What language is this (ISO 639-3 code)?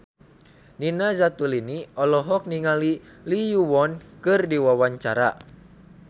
sun